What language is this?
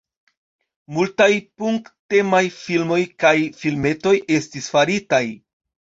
Esperanto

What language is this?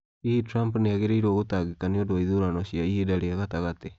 Kikuyu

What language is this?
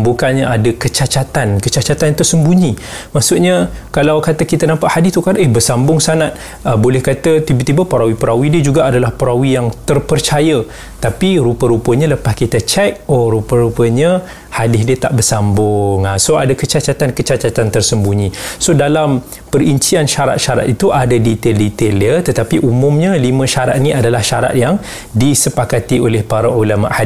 Malay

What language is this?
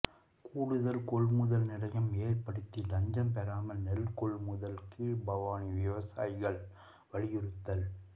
Tamil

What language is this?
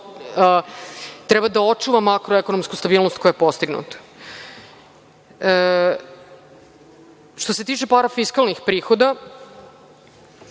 Serbian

